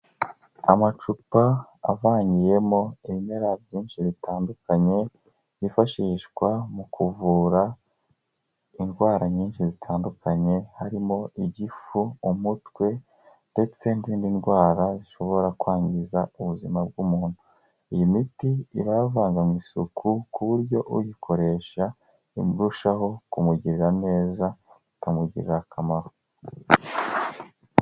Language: Kinyarwanda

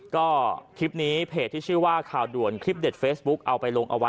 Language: Thai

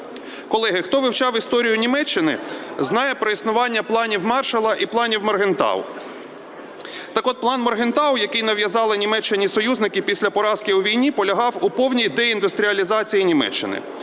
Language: Ukrainian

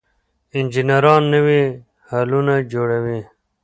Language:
Pashto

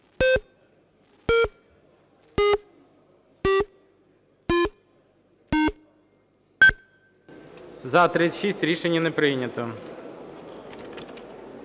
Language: Ukrainian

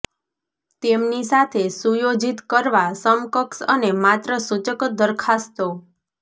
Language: Gujarati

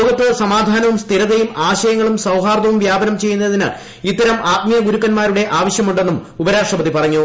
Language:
Malayalam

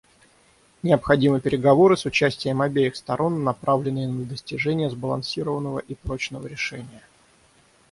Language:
Russian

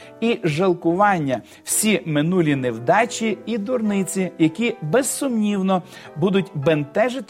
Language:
Ukrainian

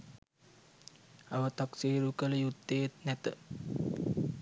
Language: Sinhala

